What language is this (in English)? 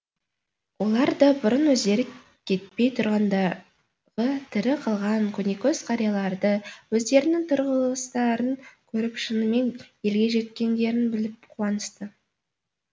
Kazakh